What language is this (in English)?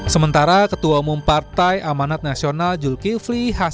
Indonesian